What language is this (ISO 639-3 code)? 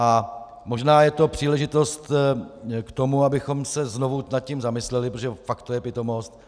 ces